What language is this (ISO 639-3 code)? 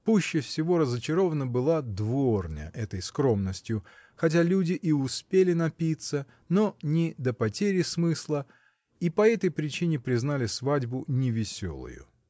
rus